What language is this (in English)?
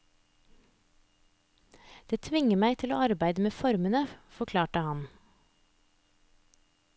Norwegian